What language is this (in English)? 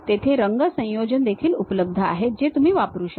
Marathi